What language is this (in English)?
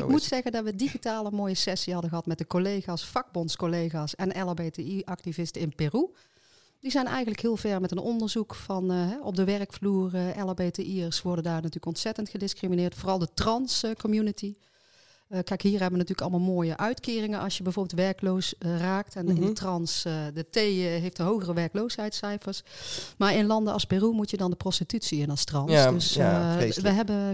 Dutch